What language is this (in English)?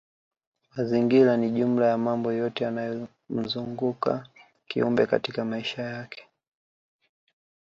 Swahili